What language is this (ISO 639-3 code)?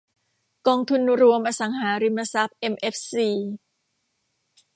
tha